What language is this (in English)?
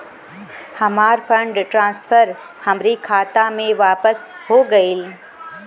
Bhojpuri